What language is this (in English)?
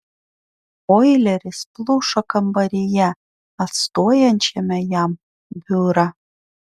Lithuanian